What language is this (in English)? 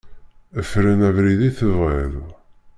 Kabyle